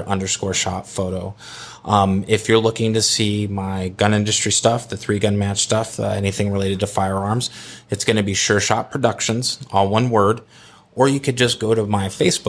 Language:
English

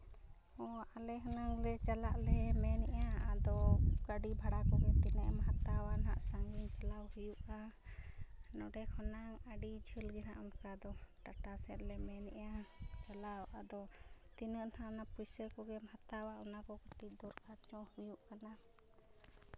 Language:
Santali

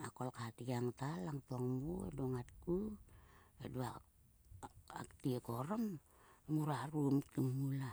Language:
Sulka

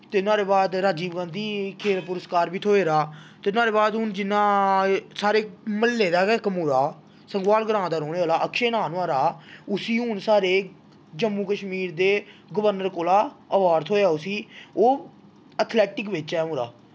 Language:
Dogri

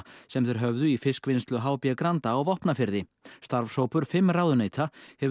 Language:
Icelandic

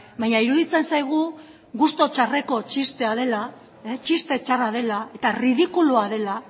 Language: Basque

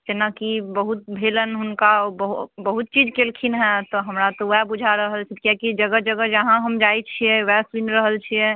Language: Maithili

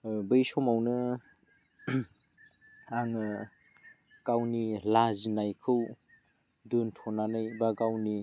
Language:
Bodo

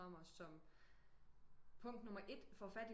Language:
Danish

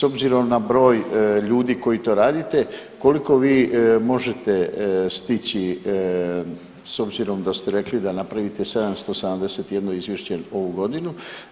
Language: Croatian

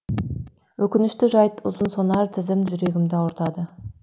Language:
Kazakh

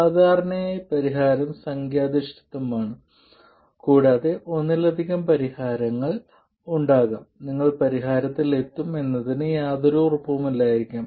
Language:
Malayalam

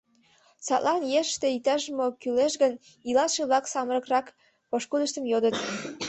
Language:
Mari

